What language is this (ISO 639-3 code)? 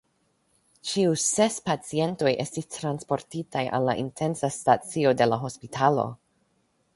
epo